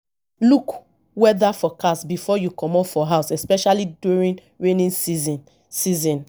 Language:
Nigerian Pidgin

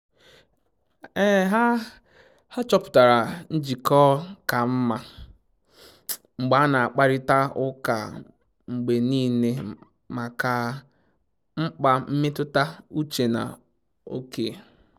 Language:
Igbo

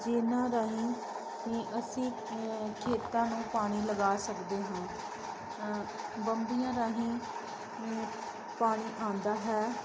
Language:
Punjabi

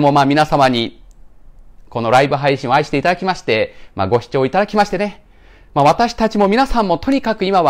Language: Japanese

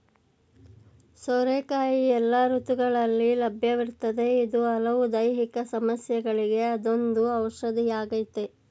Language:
Kannada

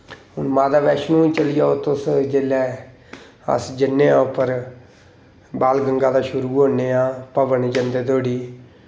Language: Dogri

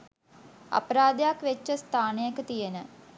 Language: Sinhala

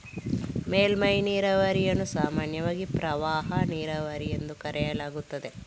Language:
Kannada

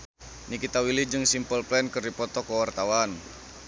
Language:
Sundanese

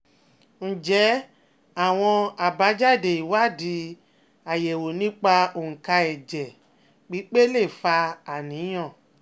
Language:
Yoruba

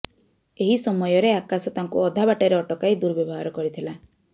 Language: Odia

